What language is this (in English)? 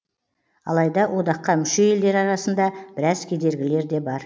Kazakh